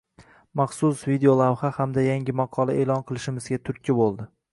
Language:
Uzbek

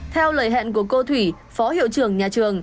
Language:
Vietnamese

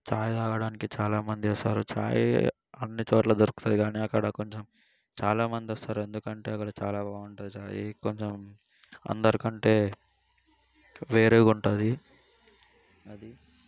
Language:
Telugu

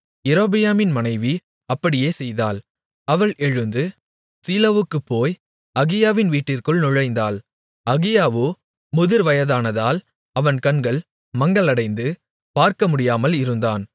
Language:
Tamil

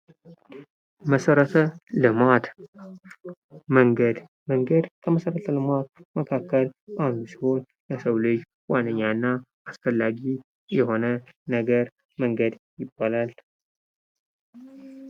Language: Amharic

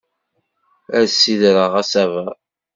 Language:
Kabyle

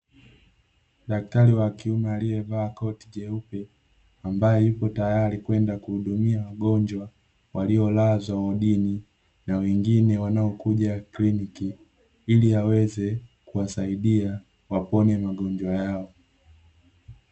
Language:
Swahili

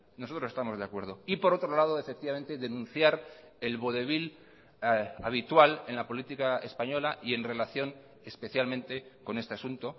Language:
Spanish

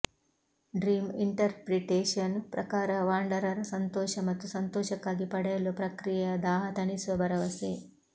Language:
Kannada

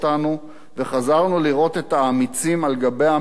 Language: Hebrew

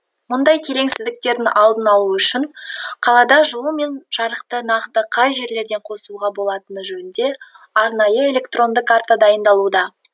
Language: Kazakh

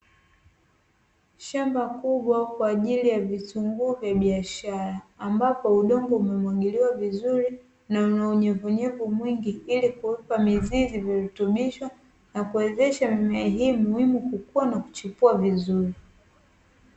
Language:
Swahili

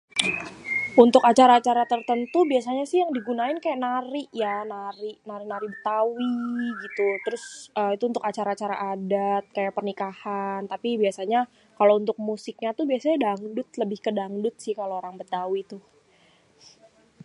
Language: Betawi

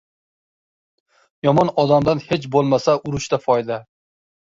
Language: Uzbek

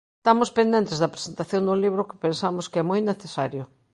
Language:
Galician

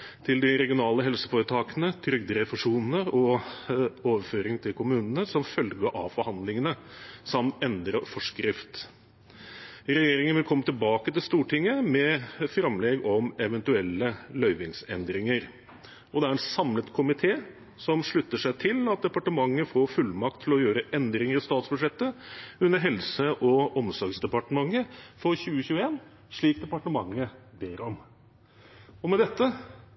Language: Norwegian Bokmål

